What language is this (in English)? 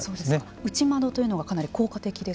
Japanese